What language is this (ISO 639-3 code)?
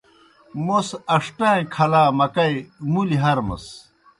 plk